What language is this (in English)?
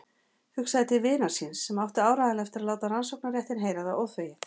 Icelandic